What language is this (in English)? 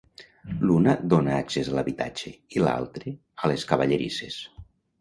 Catalan